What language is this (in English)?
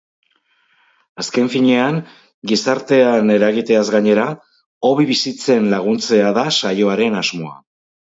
Basque